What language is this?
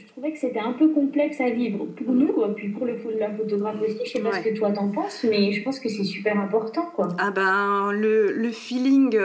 French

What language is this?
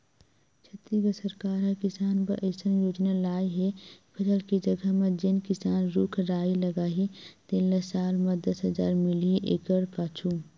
Chhattisgarhi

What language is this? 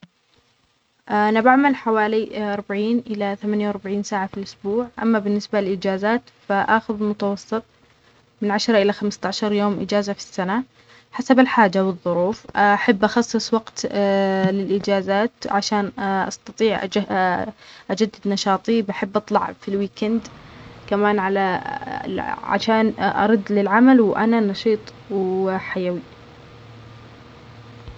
Omani Arabic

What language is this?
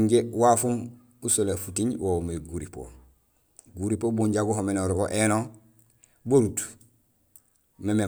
Gusilay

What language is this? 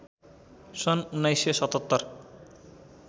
Nepali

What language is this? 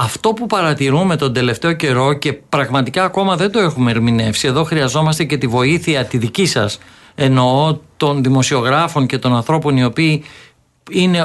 Greek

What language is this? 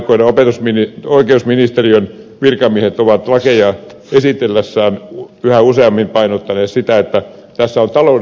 Finnish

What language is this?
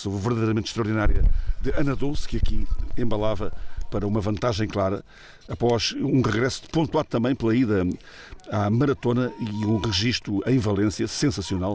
Portuguese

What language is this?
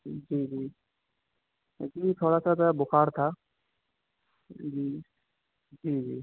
Urdu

